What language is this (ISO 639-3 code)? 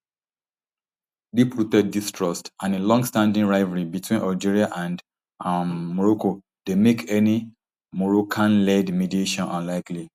pcm